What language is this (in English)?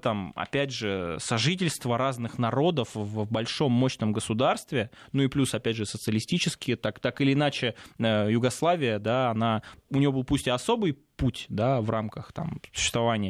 Russian